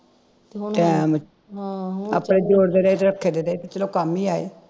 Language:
Punjabi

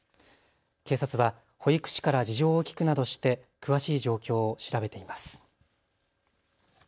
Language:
Japanese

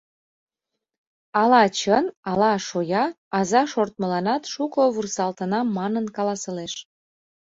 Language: Mari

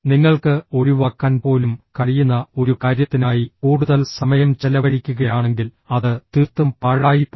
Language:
Malayalam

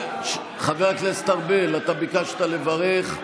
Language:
Hebrew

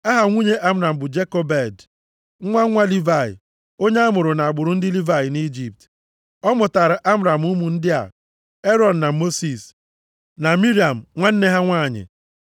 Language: Igbo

